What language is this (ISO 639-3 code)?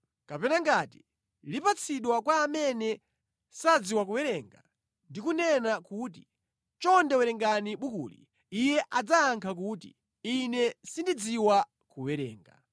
nya